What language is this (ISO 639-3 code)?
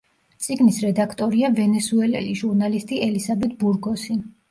kat